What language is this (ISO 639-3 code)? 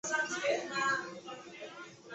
zho